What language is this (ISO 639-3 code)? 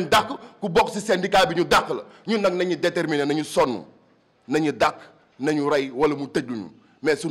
fra